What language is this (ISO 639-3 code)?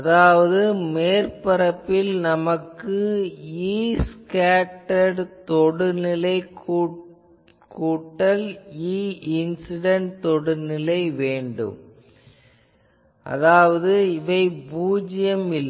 tam